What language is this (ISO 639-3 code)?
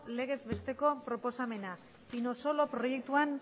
eus